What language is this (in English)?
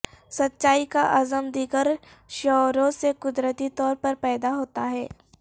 Urdu